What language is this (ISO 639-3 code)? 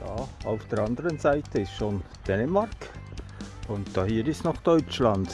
deu